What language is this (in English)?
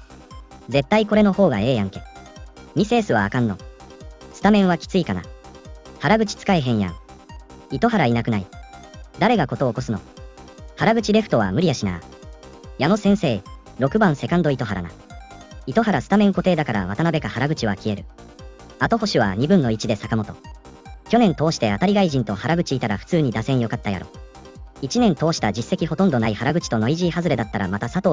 Japanese